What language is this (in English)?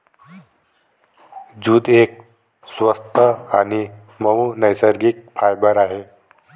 Marathi